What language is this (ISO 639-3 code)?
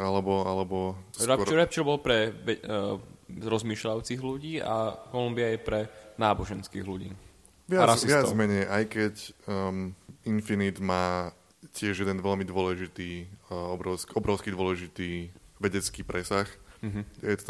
slk